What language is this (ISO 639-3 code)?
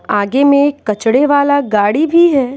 hin